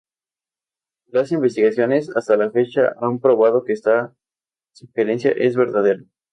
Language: Spanish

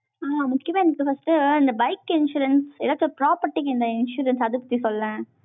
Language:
Tamil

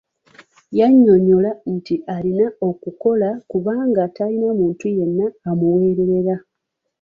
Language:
Ganda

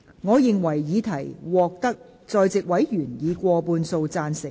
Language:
Cantonese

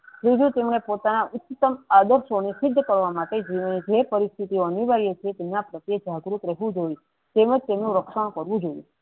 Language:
Gujarati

